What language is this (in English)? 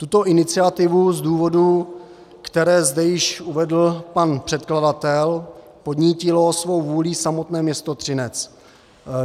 Czech